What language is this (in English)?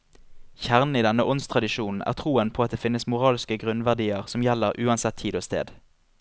Norwegian